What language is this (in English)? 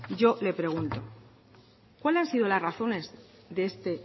Spanish